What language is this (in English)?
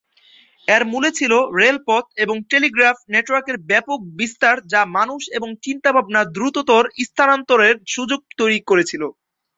Bangla